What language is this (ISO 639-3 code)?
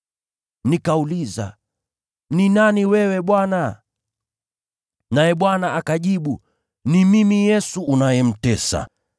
swa